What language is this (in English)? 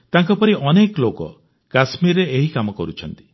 Odia